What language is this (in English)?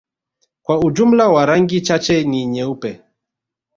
Swahili